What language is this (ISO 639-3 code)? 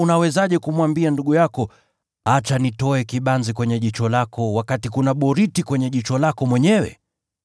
swa